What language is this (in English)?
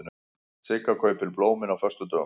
Icelandic